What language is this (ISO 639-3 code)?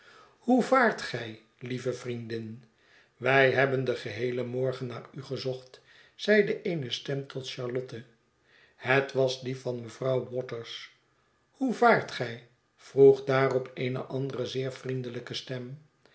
nld